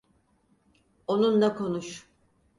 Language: Turkish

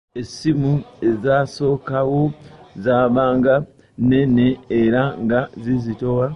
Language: Ganda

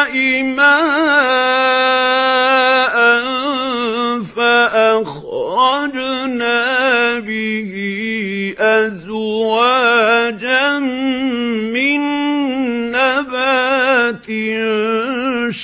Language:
Arabic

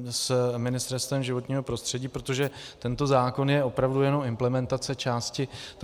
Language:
Czech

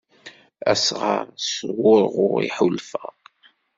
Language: Kabyle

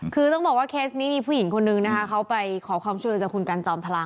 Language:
Thai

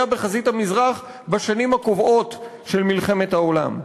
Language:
Hebrew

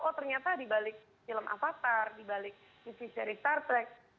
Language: Indonesian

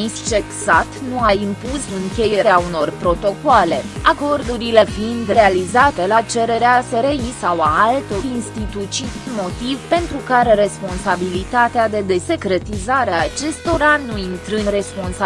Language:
Romanian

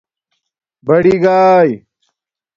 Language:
Domaaki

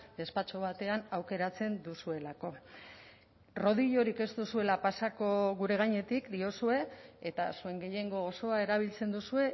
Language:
Basque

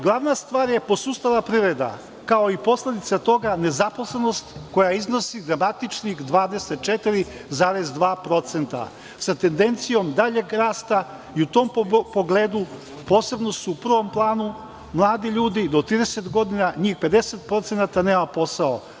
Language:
Serbian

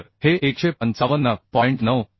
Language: Marathi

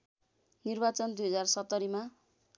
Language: Nepali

